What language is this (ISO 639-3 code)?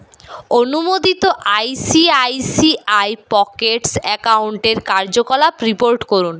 ben